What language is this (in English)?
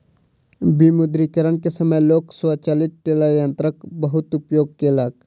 Maithili